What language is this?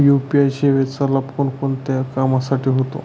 Marathi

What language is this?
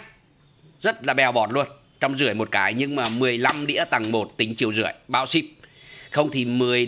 Vietnamese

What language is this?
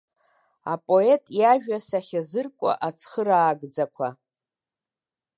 Abkhazian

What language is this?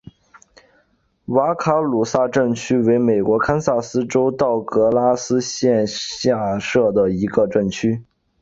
Chinese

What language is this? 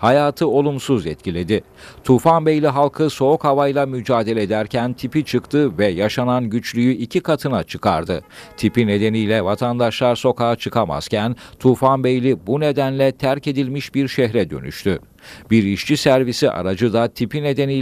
Turkish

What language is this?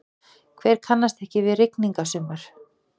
Icelandic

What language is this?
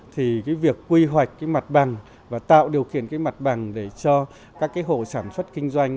Vietnamese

